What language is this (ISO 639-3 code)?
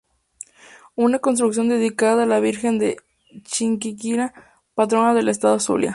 spa